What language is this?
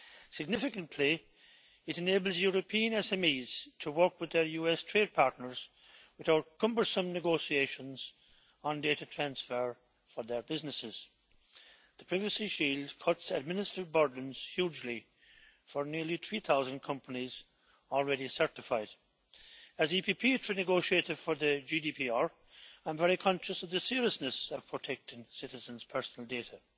English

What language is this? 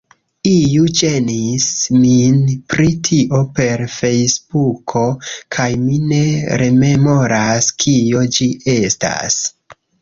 Esperanto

